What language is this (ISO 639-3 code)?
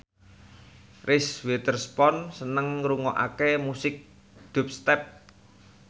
jav